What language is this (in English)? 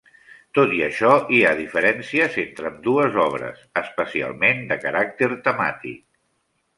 Catalan